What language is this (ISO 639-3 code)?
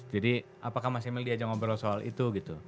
ind